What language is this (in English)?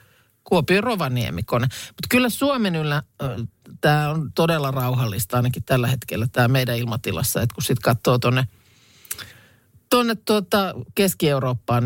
Finnish